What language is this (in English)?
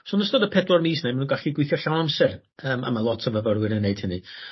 Welsh